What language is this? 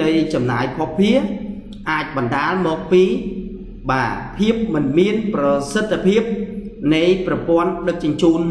Vietnamese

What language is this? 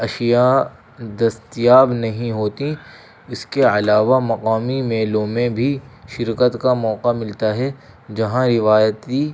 Urdu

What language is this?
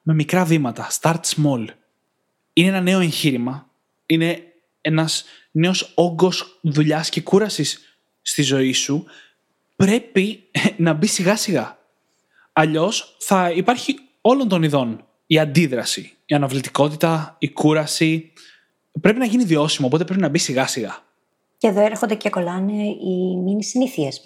Greek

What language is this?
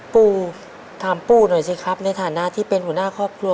Thai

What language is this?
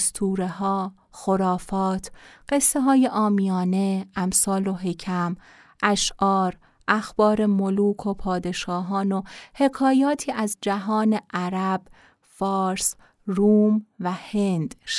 Persian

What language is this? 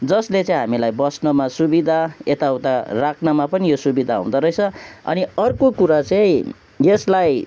Nepali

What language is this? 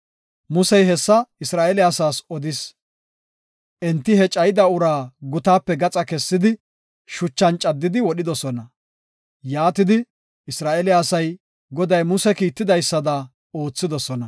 Gofa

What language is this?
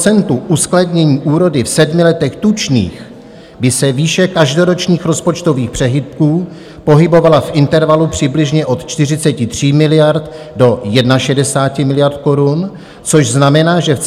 Czech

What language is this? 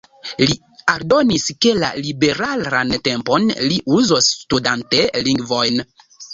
Esperanto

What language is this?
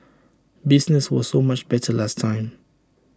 English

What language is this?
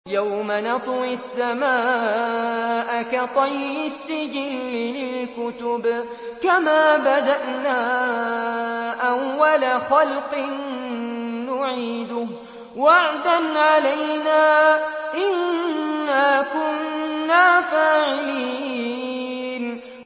Arabic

